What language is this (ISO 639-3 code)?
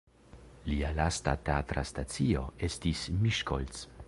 epo